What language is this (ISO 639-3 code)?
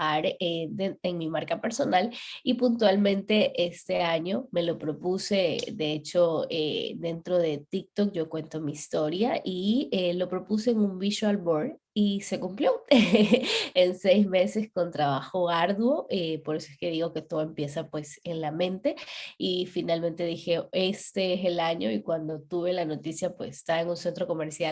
spa